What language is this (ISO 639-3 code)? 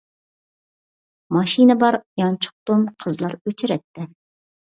uig